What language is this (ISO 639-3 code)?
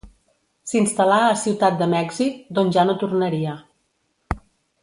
cat